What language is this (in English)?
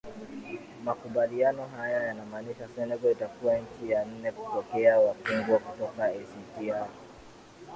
Swahili